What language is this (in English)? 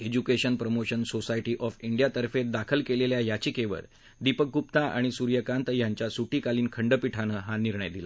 Marathi